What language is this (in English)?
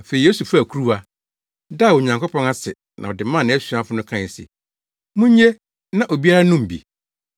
Akan